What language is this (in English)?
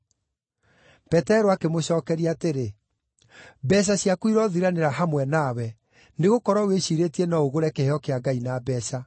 Kikuyu